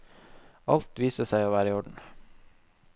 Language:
Norwegian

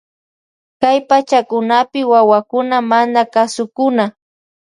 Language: Loja Highland Quichua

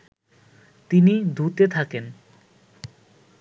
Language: Bangla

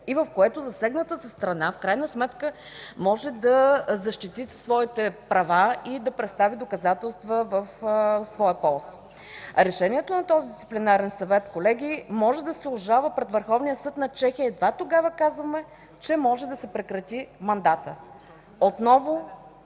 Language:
Bulgarian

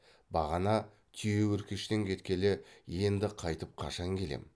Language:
Kazakh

